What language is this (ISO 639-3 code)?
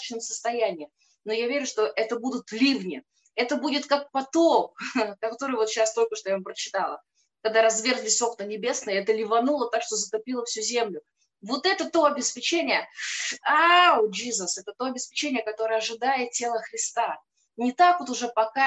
rus